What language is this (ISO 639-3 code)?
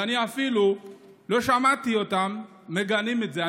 heb